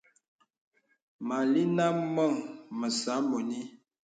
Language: Bebele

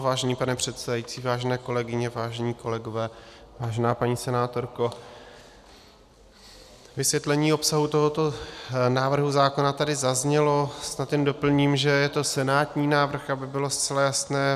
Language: Czech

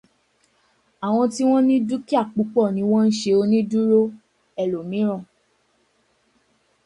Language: Yoruba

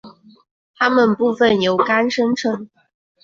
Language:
Chinese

